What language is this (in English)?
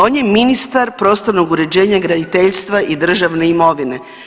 Croatian